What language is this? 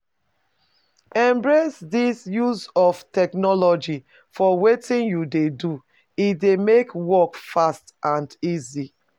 Nigerian Pidgin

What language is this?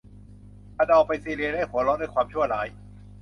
Thai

